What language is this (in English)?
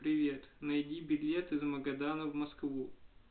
Russian